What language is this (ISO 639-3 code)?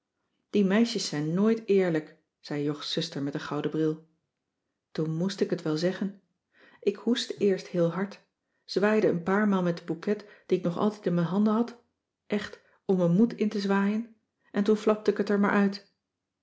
nld